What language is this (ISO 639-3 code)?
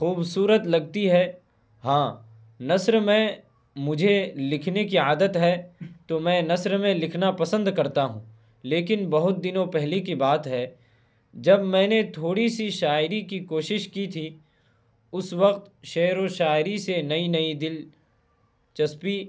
urd